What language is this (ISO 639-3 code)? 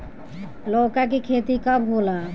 bho